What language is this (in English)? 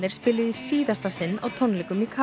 Icelandic